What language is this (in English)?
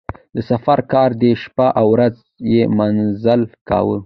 Pashto